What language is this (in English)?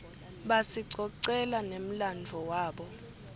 Swati